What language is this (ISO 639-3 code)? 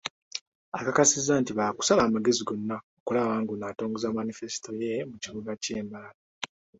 lug